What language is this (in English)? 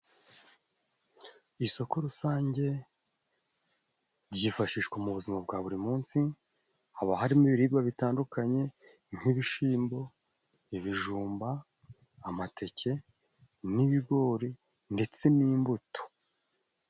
Kinyarwanda